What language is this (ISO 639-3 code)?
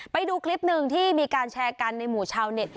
tha